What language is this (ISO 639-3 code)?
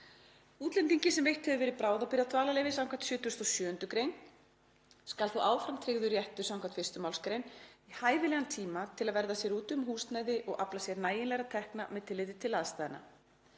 isl